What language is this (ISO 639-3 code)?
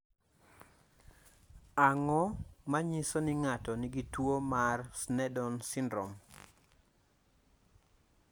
luo